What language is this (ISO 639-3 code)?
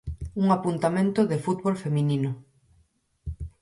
glg